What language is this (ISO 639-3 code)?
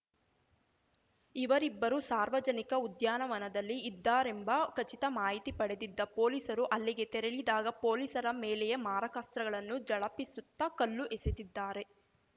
kan